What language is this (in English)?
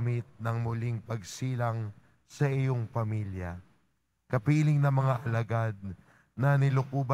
Filipino